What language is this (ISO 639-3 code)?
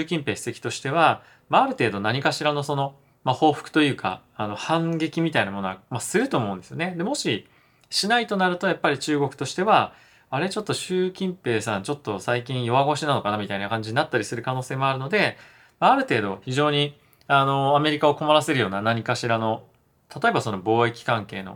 jpn